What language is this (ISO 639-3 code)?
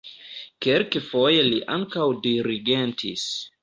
epo